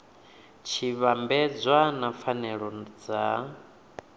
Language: Venda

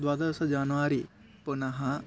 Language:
Sanskrit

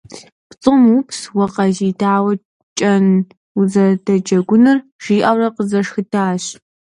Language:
Kabardian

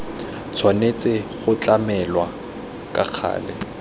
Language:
Tswana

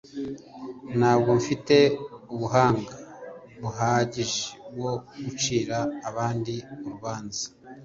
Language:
Kinyarwanda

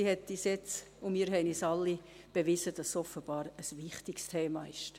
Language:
Swiss German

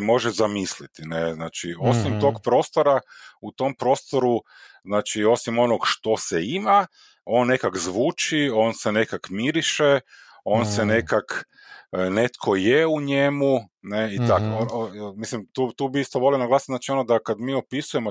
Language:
Croatian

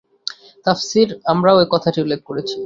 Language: Bangla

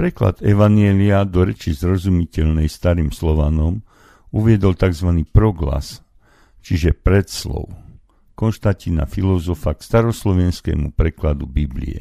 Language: Slovak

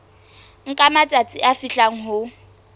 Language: Southern Sotho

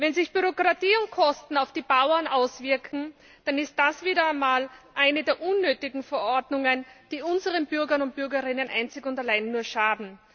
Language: German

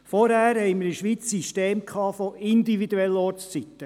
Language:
Swiss German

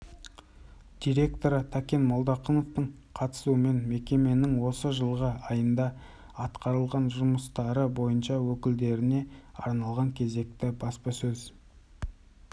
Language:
Kazakh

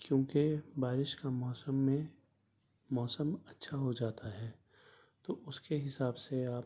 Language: Urdu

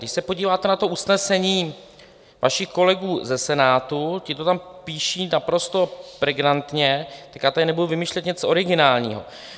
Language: Czech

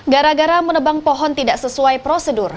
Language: Indonesian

